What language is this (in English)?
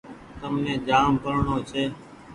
Goaria